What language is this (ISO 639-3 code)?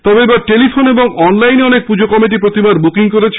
ben